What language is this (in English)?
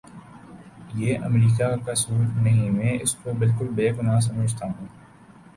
Urdu